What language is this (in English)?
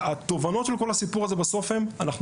Hebrew